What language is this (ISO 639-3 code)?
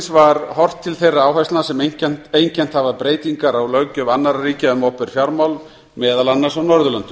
isl